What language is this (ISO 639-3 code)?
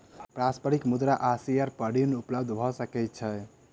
mai